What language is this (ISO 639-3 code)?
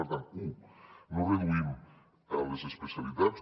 cat